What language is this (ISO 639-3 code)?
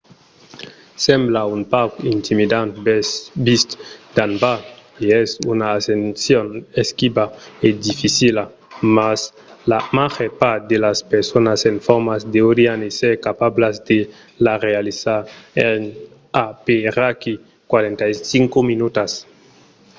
oci